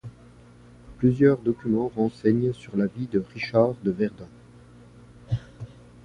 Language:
French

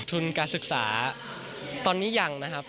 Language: Thai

